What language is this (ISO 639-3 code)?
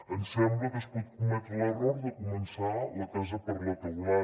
cat